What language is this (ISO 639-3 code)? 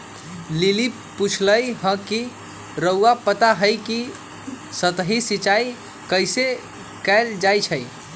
mag